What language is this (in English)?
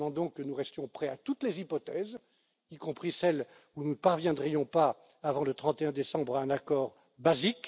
French